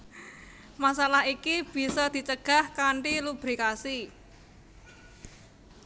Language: Javanese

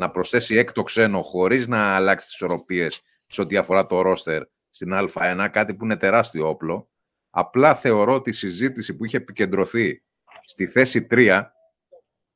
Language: Greek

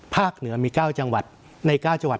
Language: Thai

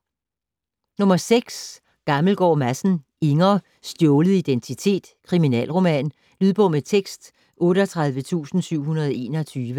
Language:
Danish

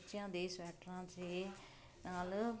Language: Punjabi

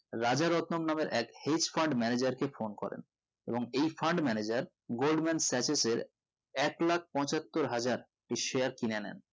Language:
Bangla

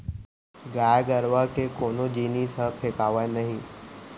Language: Chhattisgarhi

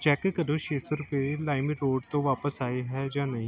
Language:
Punjabi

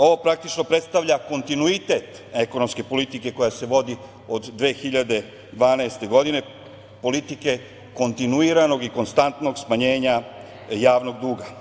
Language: Serbian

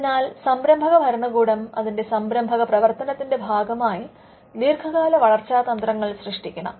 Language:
Malayalam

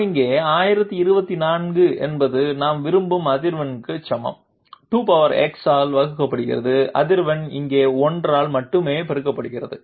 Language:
Tamil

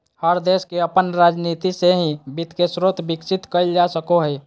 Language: Magahi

